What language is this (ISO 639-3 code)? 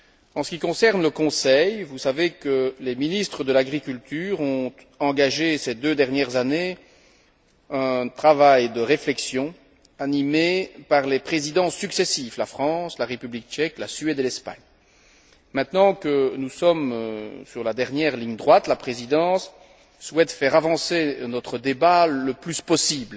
fra